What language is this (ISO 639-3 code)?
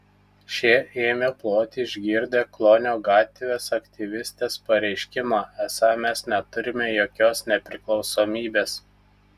lit